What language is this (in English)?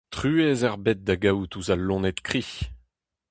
Breton